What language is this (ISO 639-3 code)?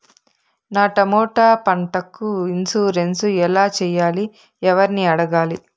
tel